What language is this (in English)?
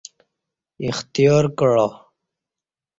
Kati